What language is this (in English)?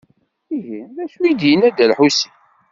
Kabyle